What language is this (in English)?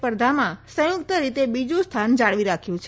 Gujarati